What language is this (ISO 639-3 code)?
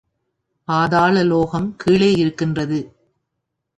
tam